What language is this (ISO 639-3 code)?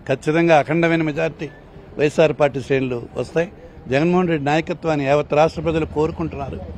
hin